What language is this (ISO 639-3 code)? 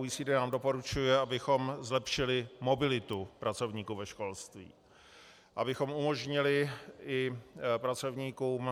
ces